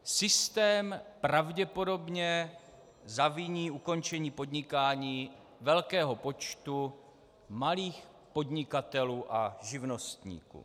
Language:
Czech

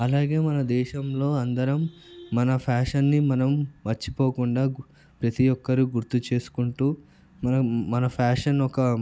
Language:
Telugu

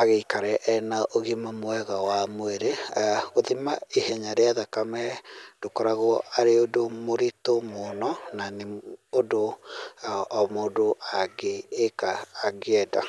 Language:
Kikuyu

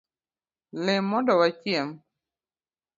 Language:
Luo (Kenya and Tanzania)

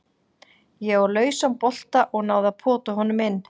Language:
Icelandic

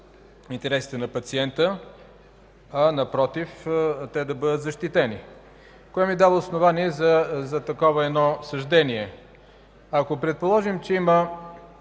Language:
Bulgarian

